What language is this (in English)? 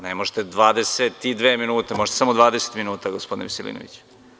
Serbian